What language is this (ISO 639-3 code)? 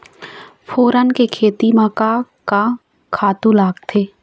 hne